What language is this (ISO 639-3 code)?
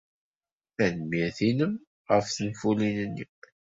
kab